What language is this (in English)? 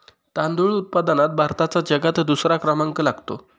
Marathi